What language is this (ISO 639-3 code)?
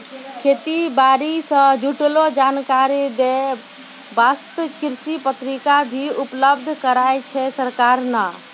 mai